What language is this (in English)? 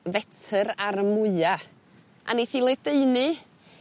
Welsh